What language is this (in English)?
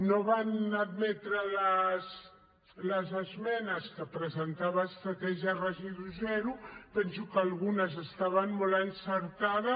Catalan